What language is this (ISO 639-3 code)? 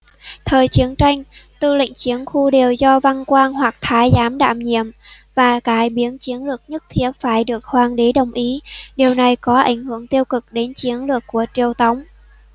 vie